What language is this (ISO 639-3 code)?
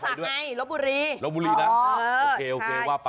tha